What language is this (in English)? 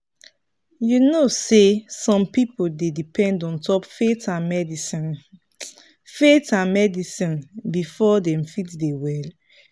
Nigerian Pidgin